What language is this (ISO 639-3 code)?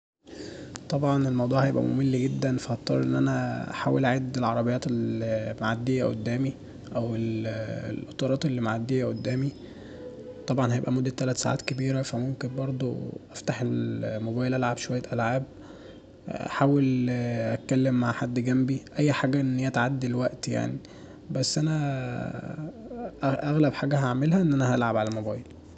arz